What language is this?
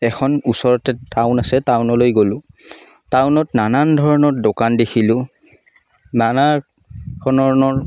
Assamese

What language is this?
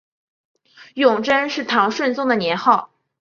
Chinese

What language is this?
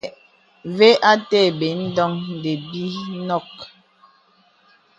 Bebele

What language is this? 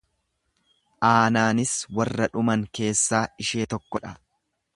Oromo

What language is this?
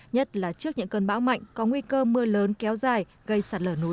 Vietnamese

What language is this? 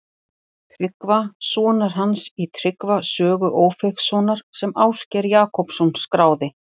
Icelandic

